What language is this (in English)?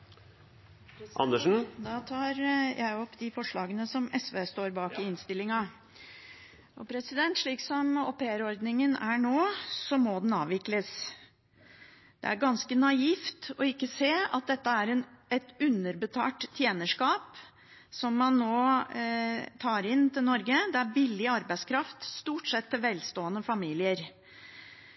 Norwegian Bokmål